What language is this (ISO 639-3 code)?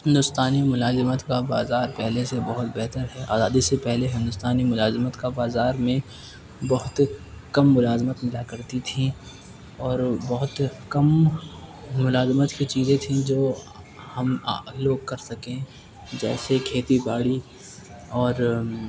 urd